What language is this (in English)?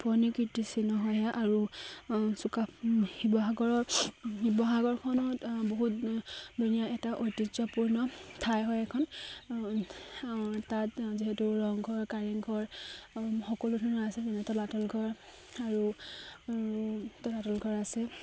Assamese